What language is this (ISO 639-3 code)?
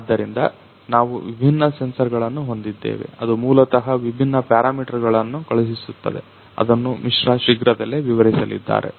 kan